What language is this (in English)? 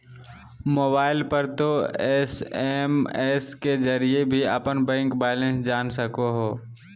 Magahi